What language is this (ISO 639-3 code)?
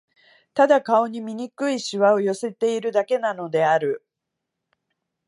jpn